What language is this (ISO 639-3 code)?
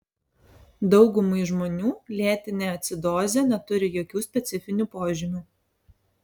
lit